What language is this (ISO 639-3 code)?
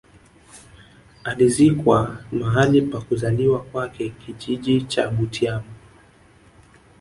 swa